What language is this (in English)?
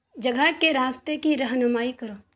Urdu